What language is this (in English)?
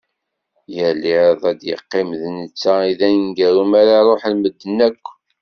Kabyle